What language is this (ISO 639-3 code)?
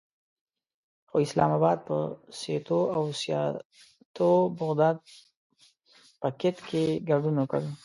pus